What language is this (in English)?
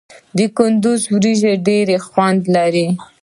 Pashto